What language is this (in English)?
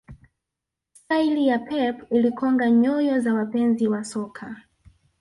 Swahili